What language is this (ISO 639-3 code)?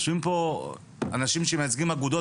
heb